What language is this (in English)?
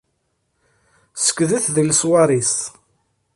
Kabyle